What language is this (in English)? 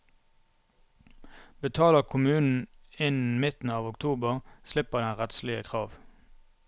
Norwegian